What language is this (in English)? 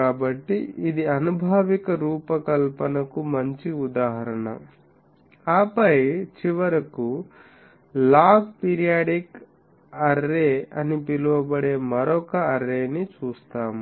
Telugu